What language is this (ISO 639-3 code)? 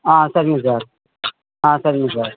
tam